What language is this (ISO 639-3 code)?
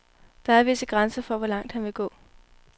dan